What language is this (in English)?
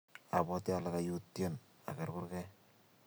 Kalenjin